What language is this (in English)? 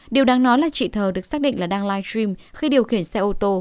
Vietnamese